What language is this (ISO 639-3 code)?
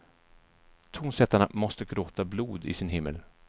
swe